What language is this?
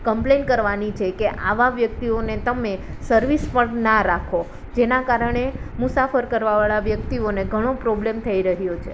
Gujarati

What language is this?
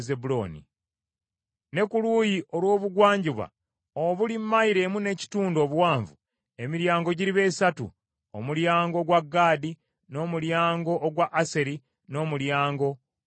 Ganda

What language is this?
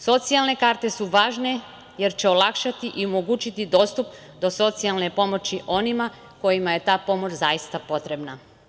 Serbian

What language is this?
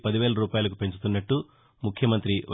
Telugu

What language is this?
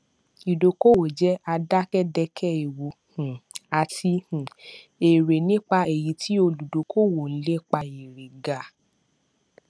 Yoruba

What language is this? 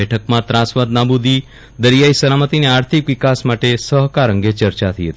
Gujarati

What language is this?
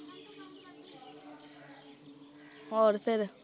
Punjabi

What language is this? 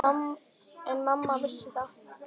Icelandic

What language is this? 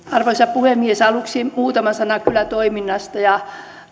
Finnish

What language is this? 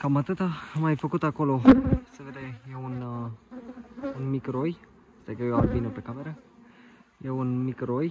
Romanian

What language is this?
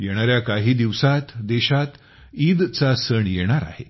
Marathi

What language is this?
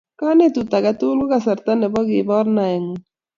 Kalenjin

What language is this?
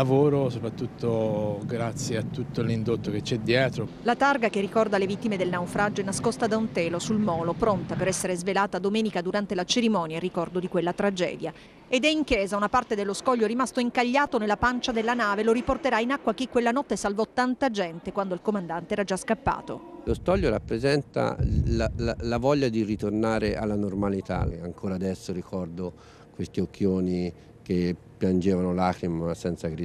Italian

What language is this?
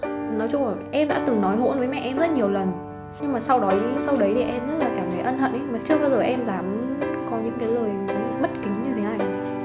Vietnamese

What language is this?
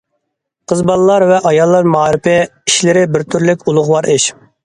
Uyghur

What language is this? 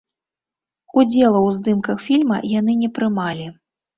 Belarusian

